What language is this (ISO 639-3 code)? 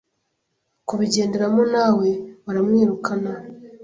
kin